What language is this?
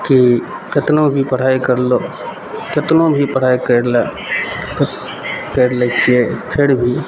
Maithili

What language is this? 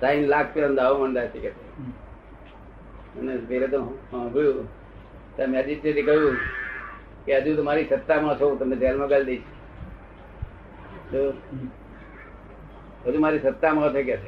Gujarati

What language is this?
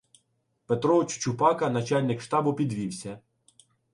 Ukrainian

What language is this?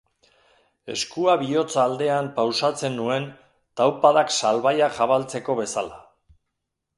Basque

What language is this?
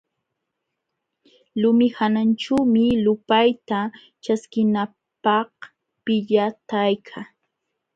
Jauja Wanca Quechua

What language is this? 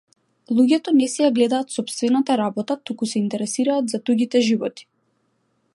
Macedonian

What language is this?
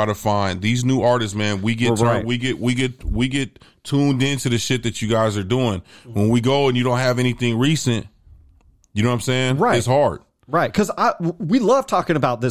English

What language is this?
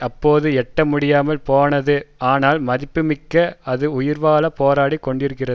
Tamil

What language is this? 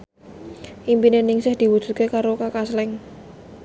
Javanese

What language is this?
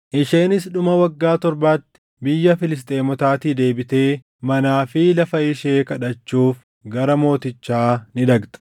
Oromo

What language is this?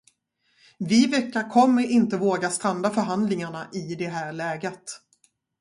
Swedish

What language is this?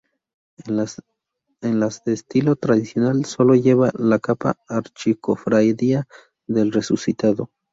Spanish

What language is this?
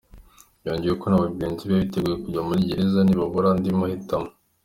Kinyarwanda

